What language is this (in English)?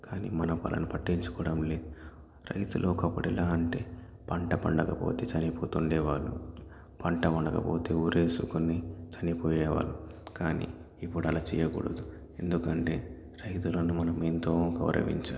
Telugu